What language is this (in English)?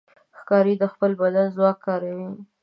Pashto